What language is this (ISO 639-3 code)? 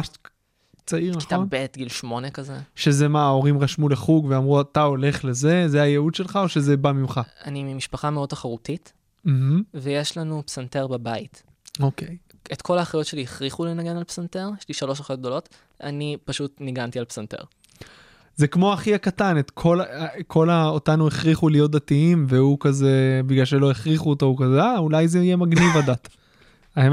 heb